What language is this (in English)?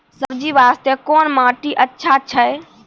Maithili